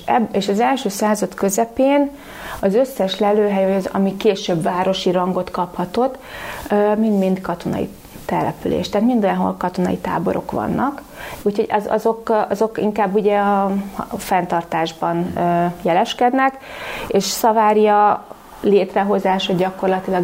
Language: Hungarian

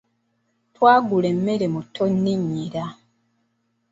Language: Ganda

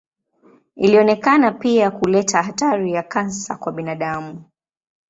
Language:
Swahili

